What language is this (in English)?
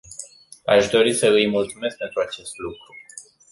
Romanian